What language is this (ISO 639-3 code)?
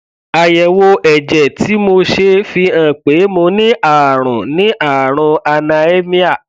yor